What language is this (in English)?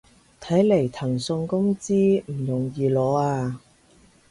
Cantonese